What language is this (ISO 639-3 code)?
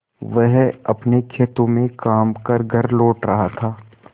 hin